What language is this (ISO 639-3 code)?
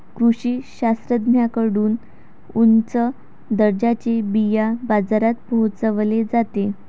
mar